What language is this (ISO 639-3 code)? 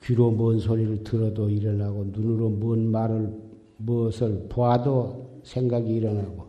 kor